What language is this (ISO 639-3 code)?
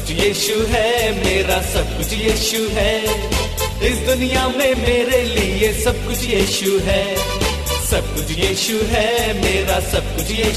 hin